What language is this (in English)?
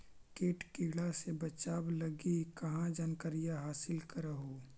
Magahi